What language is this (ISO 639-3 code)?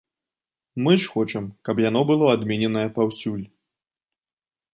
bel